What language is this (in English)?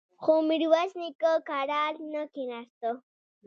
Pashto